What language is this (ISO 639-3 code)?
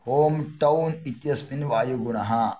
san